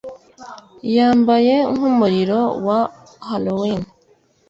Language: Kinyarwanda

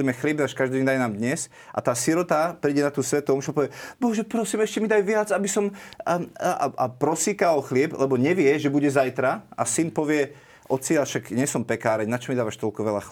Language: Slovak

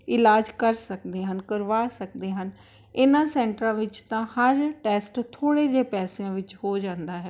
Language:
Punjabi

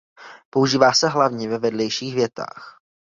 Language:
Czech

